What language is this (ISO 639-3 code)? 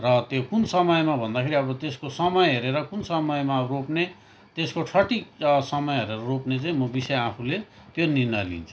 nep